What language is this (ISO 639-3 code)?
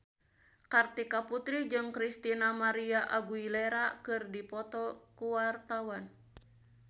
sun